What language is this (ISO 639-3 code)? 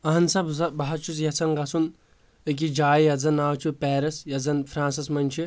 kas